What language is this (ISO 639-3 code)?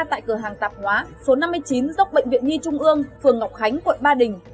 vie